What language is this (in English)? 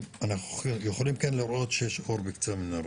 Hebrew